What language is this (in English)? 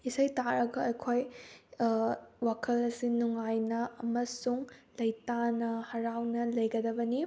Manipuri